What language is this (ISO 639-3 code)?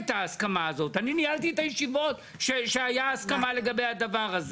heb